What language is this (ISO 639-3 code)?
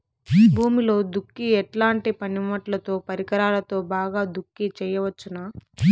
tel